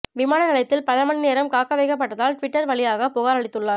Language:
Tamil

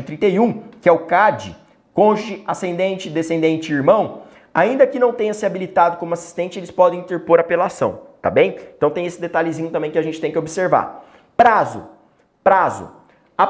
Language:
Portuguese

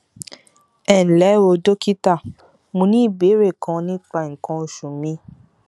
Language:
Yoruba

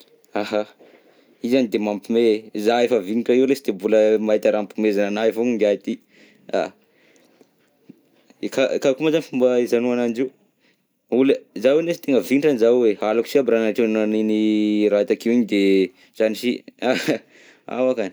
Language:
Southern Betsimisaraka Malagasy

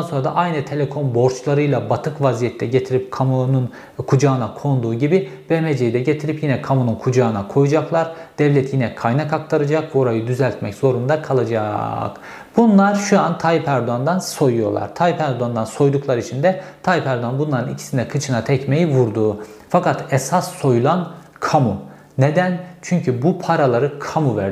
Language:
Turkish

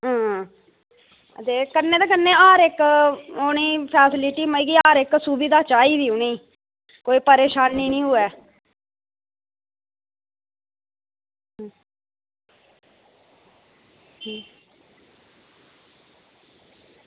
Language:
Dogri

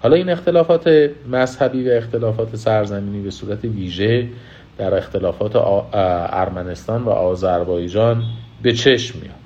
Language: Persian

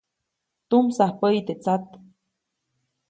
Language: Copainalá Zoque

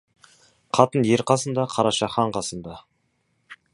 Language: Kazakh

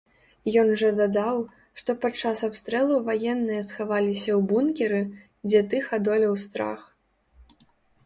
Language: Belarusian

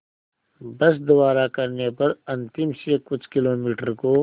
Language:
Hindi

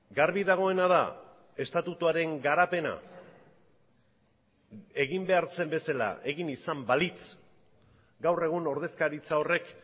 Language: Basque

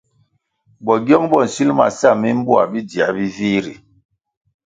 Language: Kwasio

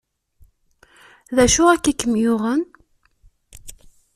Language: Kabyle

